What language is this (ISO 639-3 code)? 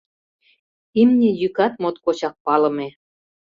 chm